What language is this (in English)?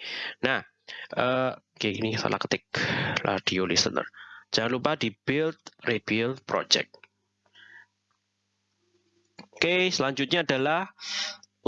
Indonesian